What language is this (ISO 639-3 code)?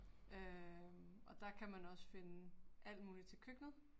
dan